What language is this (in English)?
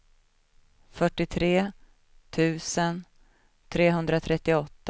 Swedish